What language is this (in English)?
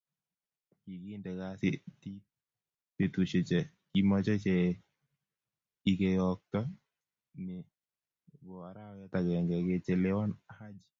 Kalenjin